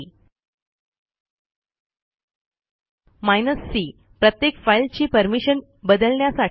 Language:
Marathi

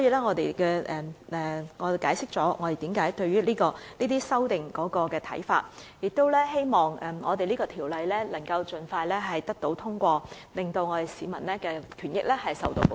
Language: Cantonese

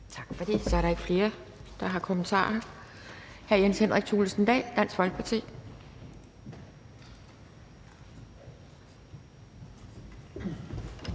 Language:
Danish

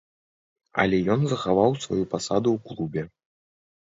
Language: Belarusian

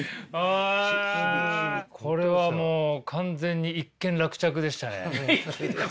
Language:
Japanese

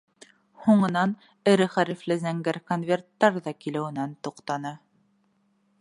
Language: Bashkir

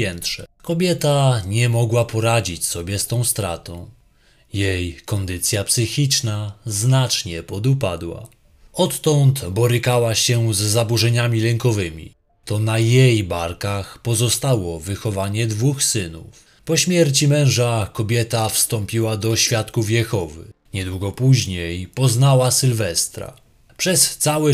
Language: Polish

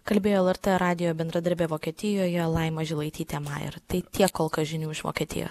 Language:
Lithuanian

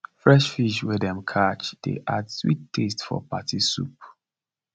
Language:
Nigerian Pidgin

